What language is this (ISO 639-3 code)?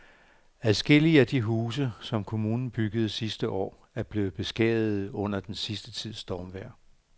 dan